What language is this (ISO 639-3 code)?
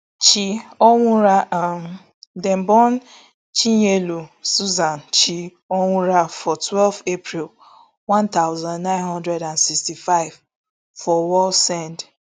pcm